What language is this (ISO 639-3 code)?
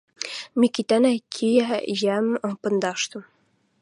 mrj